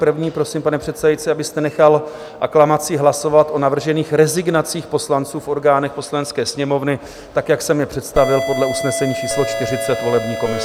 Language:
Czech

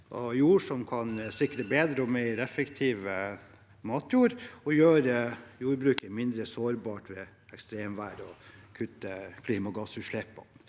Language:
Norwegian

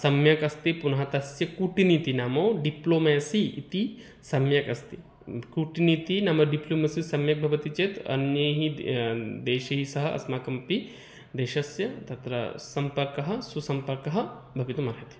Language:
Sanskrit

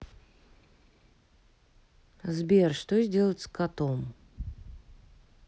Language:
Russian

